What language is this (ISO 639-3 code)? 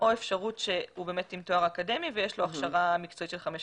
heb